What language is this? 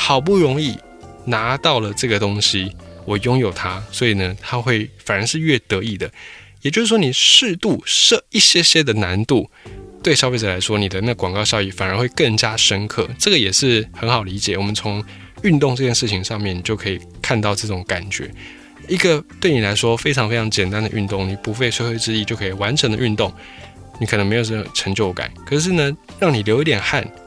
Chinese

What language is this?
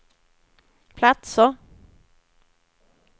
Swedish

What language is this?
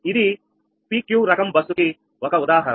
Telugu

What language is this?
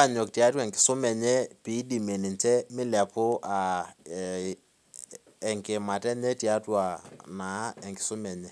Masai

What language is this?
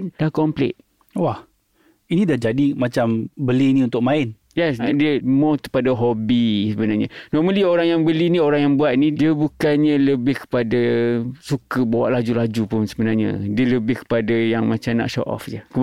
Malay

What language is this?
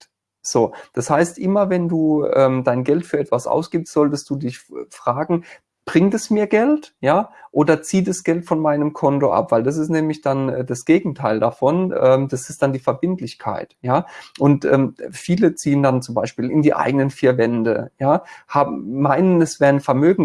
German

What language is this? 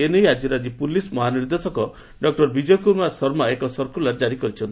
Odia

